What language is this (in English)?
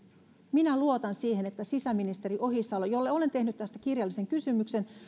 Finnish